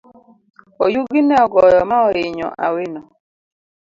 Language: Luo (Kenya and Tanzania)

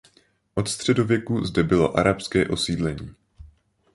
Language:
Czech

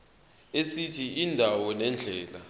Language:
Zulu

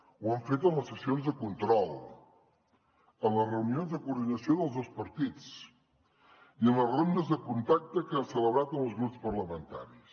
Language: Catalan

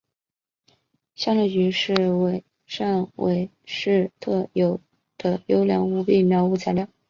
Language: Chinese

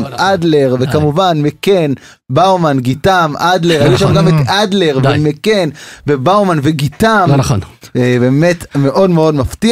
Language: Hebrew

